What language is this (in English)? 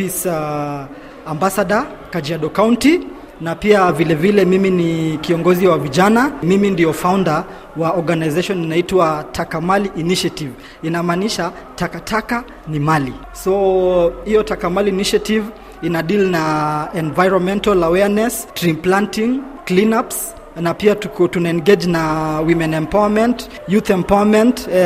Swahili